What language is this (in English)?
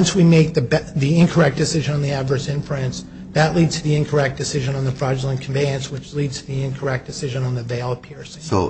English